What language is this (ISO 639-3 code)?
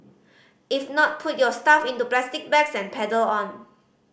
eng